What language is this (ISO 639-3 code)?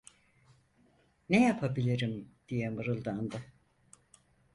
tur